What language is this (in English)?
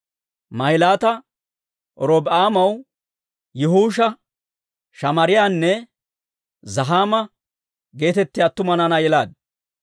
Dawro